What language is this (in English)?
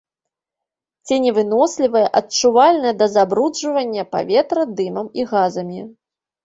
Belarusian